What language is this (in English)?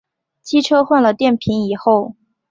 Chinese